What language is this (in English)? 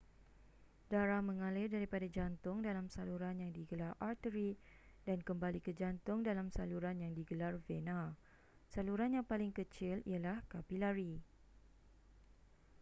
Malay